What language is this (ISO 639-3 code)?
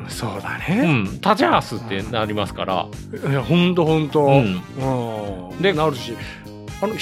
jpn